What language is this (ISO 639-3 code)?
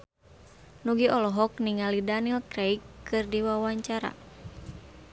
sun